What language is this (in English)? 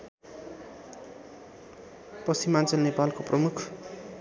Nepali